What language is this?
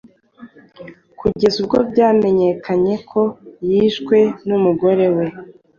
Kinyarwanda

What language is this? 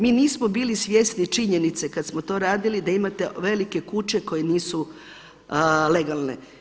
Croatian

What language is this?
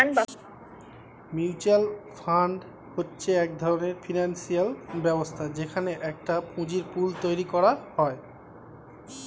Bangla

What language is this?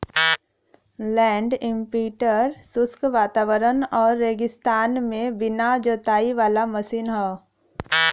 Bhojpuri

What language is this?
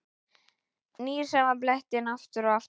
Icelandic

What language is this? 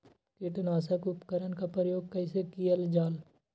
Magahi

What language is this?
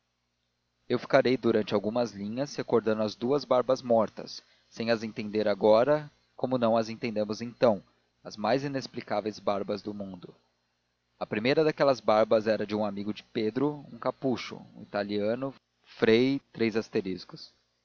Portuguese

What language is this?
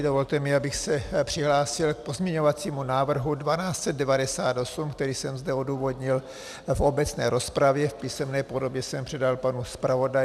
Czech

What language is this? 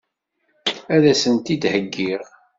Kabyle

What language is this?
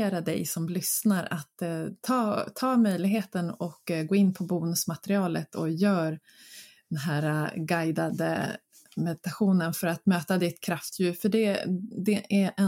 Swedish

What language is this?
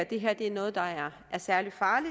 Danish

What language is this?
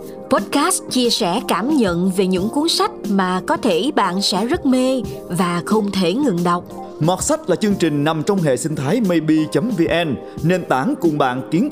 Vietnamese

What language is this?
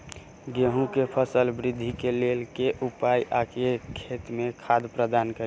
Maithili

